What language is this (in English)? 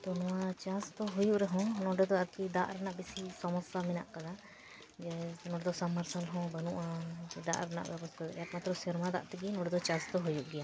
Santali